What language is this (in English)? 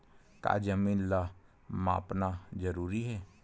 Chhattisgarhi